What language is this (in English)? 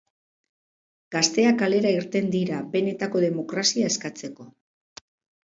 Basque